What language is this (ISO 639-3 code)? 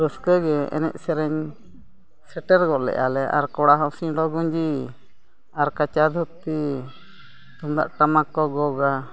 sat